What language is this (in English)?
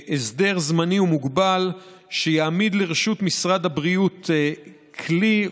Hebrew